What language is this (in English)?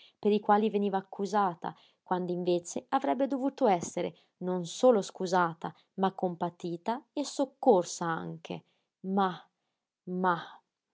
Italian